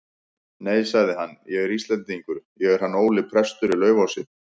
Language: Icelandic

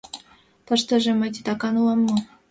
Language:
Mari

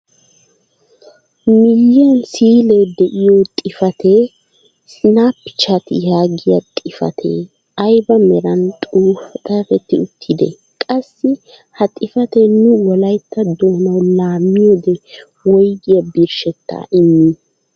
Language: Wolaytta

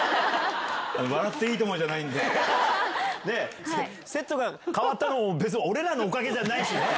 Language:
Japanese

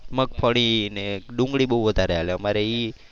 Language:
Gujarati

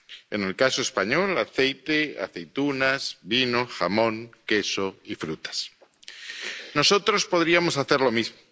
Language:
Spanish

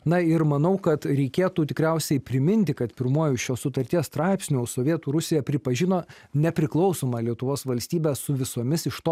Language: Lithuanian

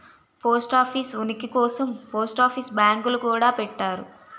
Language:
Telugu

